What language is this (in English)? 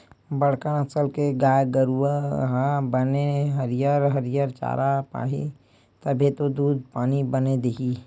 Chhattisgarhi